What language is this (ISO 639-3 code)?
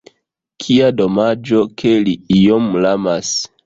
epo